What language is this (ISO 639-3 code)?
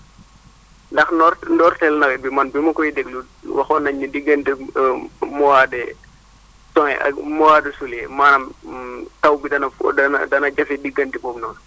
wol